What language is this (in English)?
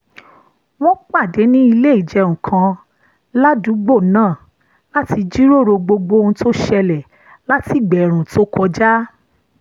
Yoruba